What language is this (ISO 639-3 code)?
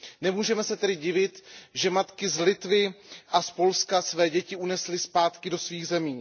ces